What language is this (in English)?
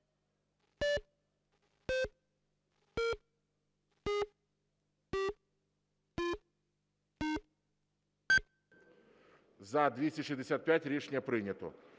Ukrainian